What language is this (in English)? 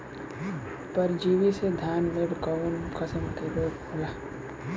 Bhojpuri